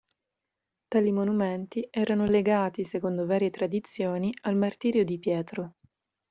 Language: Italian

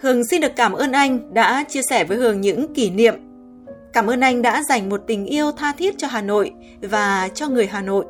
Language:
Vietnamese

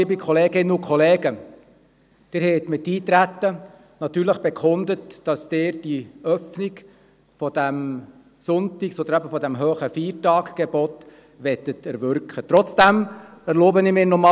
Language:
Swiss German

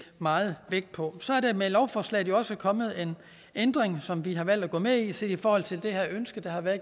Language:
Danish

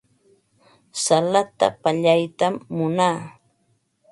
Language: Ambo-Pasco Quechua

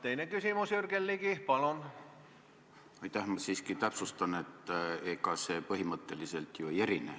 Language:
Estonian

